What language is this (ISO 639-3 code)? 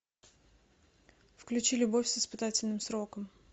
rus